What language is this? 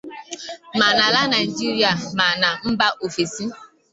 Igbo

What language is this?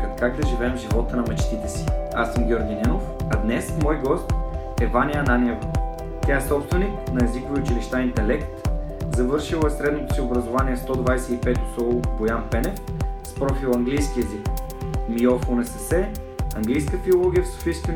Bulgarian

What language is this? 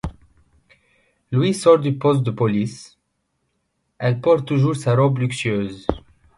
French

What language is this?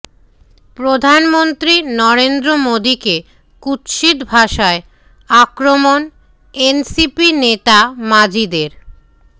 Bangla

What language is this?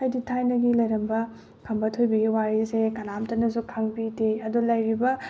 Manipuri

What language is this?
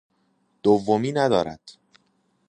Persian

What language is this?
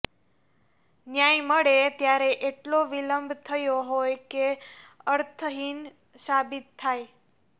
Gujarati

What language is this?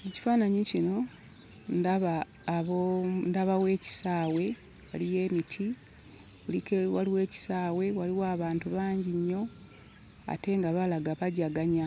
Ganda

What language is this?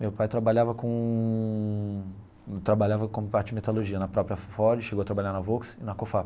Portuguese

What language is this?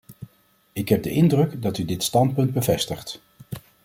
Dutch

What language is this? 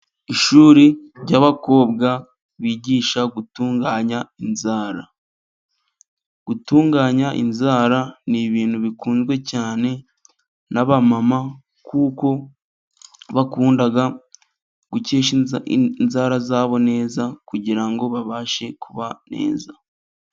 Kinyarwanda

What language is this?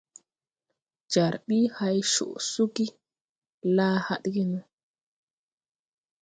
Tupuri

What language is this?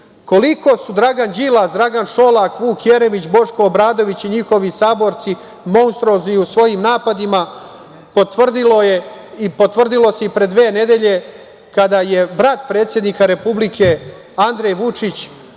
Serbian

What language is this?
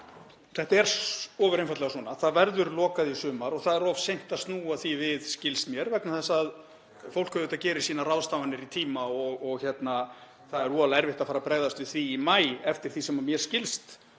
Icelandic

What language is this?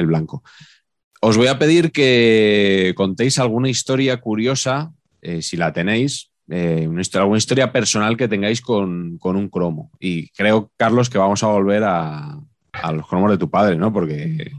Spanish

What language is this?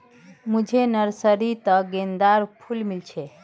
Magahi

